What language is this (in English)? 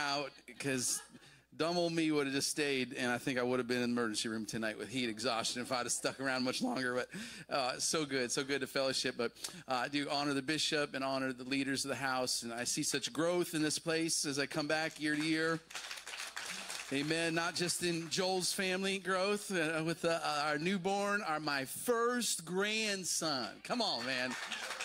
English